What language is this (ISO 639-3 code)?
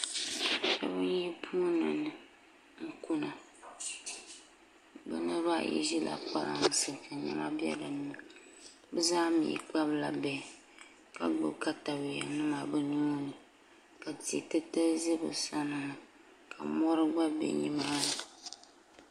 dag